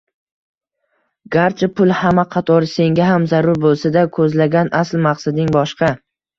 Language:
Uzbek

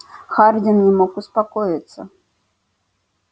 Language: Russian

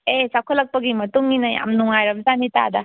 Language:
Manipuri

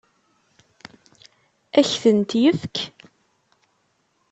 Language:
Kabyle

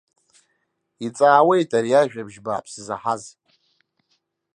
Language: Abkhazian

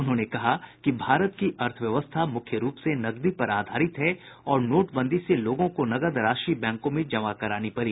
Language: Hindi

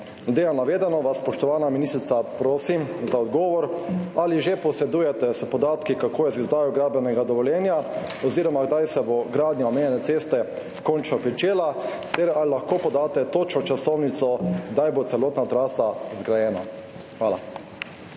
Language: Slovenian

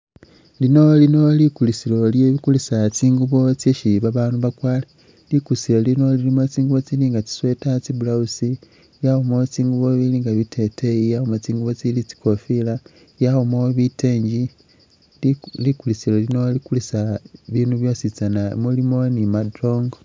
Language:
Masaaba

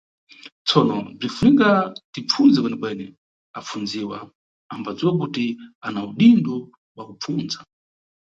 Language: Nyungwe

